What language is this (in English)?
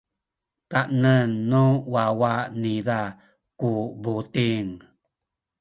Sakizaya